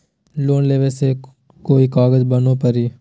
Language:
Magahi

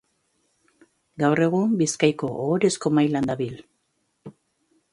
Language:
Basque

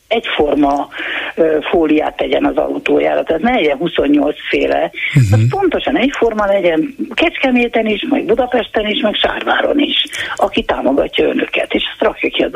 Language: Hungarian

